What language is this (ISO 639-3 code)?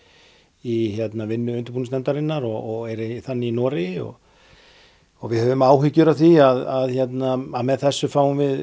isl